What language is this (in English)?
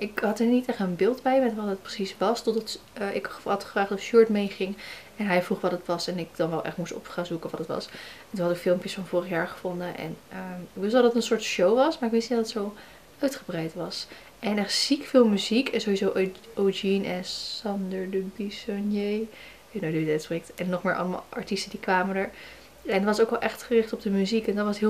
Dutch